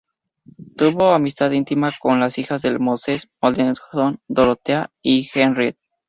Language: Spanish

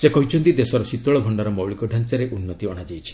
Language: Odia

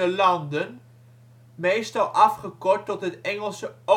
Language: Dutch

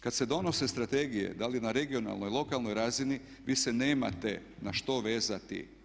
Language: Croatian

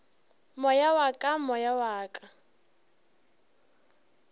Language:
Northern Sotho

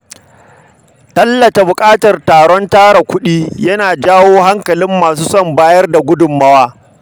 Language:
Hausa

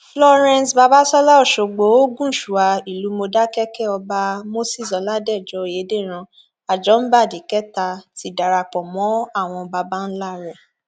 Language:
Yoruba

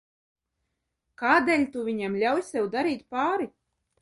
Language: Latvian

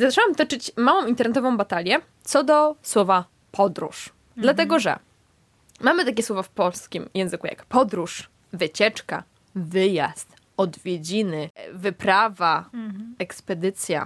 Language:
Polish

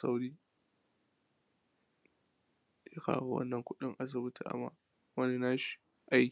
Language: Hausa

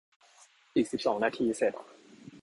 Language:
Thai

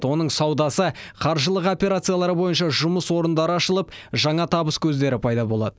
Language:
Kazakh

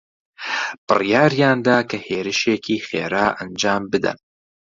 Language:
Central Kurdish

